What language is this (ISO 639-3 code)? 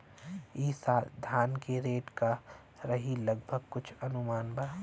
bho